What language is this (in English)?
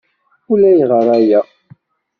Kabyle